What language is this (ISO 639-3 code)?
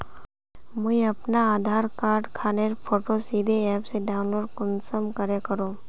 mag